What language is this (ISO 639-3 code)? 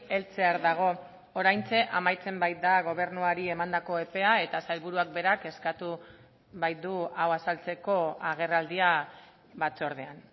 eus